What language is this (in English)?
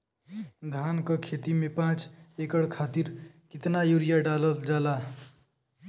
Bhojpuri